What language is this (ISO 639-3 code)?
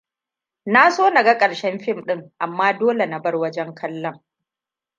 hau